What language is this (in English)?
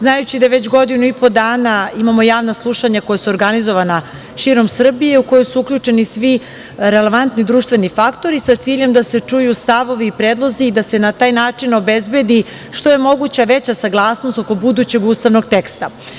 Serbian